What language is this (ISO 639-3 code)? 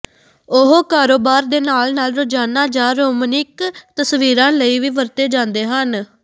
pan